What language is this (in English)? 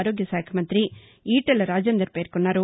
Telugu